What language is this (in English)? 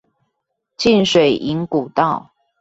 Chinese